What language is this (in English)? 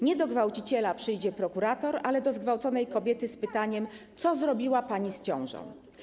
Polish